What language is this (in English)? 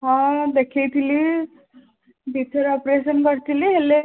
Odia